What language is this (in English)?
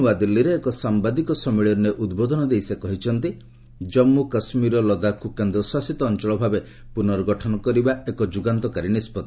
Odia